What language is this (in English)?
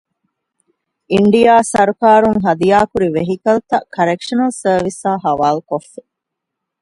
Divehi